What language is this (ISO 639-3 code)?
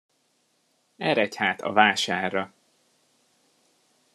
hun